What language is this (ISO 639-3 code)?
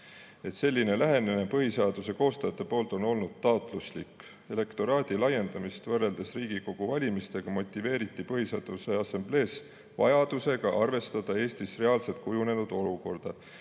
est